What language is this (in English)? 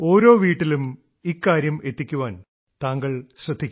Malayalam